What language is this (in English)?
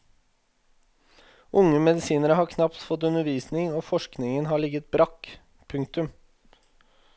Norwegian